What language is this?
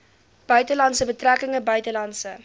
Afrikaans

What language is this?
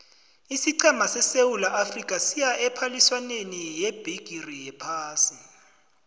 South Ndebele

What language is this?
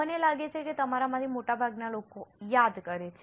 Gujarati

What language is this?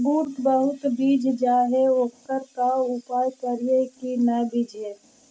Magahi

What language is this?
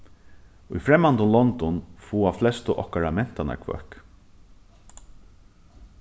Faroese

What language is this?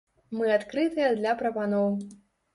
Belarusian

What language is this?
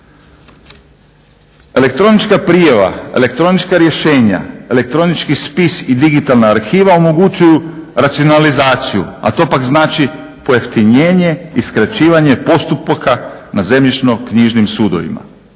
Croatian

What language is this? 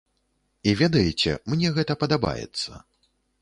Belarusian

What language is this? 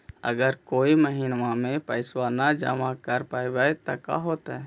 Magahi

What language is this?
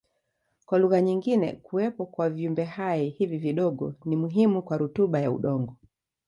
Swahili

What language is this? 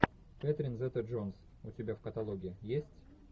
Russian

